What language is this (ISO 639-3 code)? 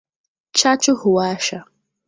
swa